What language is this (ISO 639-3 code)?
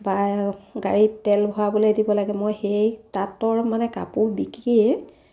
asm